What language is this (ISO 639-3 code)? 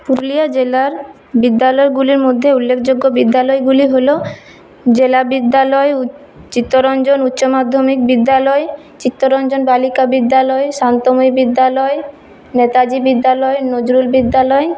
ben